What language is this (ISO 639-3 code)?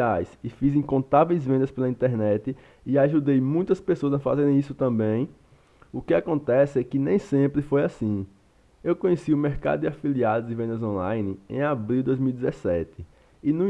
por